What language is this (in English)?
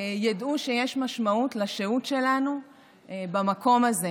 Hebrew